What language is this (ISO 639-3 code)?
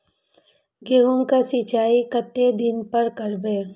mai